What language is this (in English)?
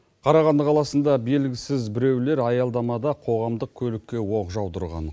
Kazakh